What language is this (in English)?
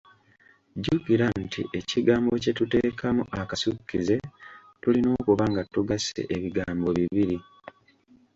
Ganda